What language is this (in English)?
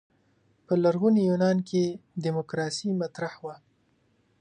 Pashto